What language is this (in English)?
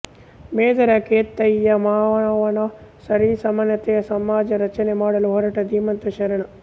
Kannada